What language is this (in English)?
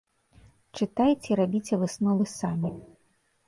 Belarusian